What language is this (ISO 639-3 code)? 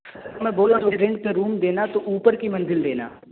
urd